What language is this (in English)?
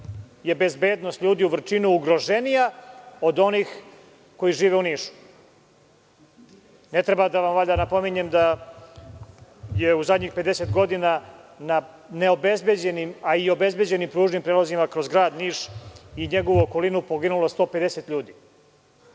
Serbian